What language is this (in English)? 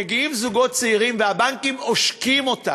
Hebrew